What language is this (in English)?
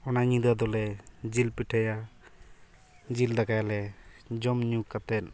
Santali